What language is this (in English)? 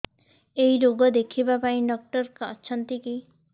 Odia